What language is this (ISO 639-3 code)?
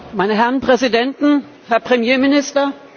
deu